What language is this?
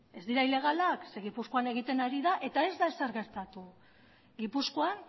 Basque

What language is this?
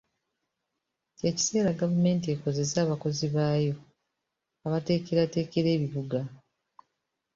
Ganda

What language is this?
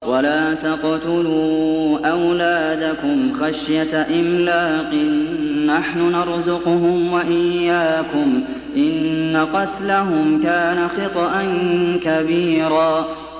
Arabic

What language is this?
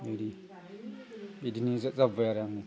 Bodo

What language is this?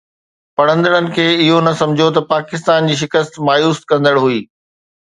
Sindhi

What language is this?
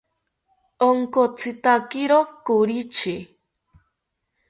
South Ucayali Ashéninka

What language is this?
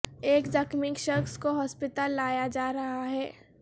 Urdu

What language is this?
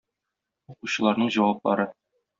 Tatar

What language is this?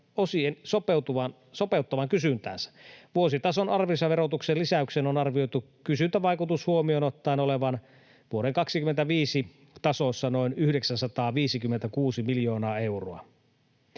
Finnish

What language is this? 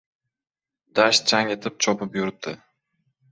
Uzbek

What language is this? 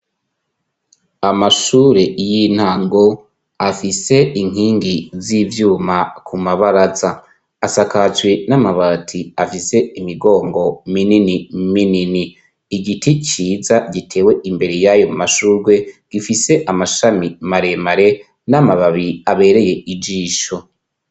Rundi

